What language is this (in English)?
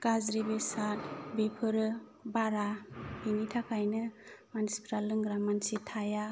Bodo